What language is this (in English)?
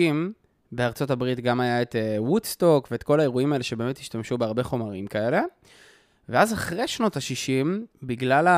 Hebrew